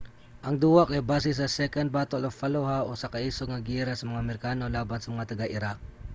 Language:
Cebuano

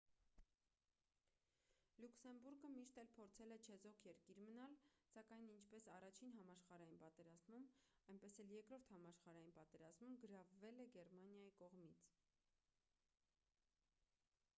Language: Armenian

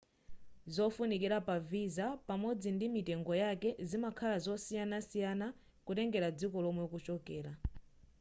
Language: Nyanja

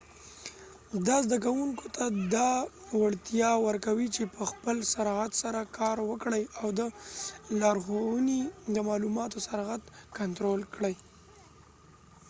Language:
Pashto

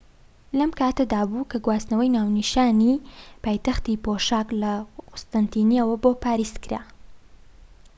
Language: Central Kurdish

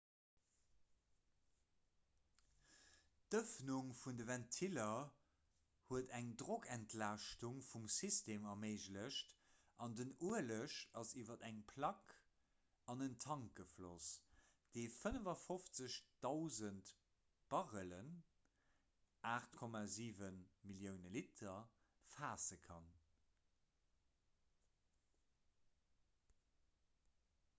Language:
Luxembourgish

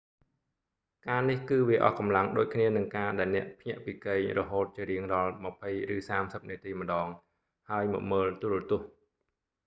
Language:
Khmer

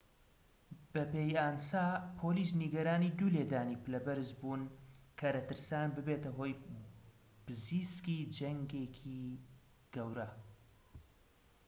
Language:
Central Kurdish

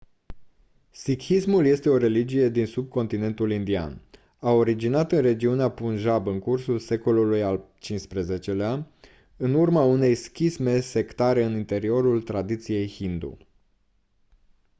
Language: Romanian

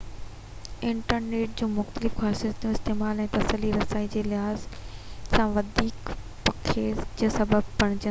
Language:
Sindhi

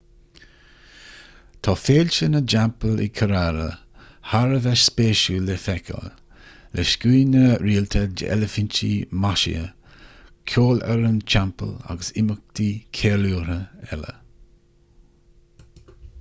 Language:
Irish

